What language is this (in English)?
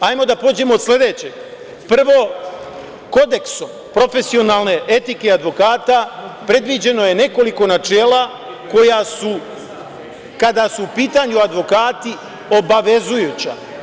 Serbian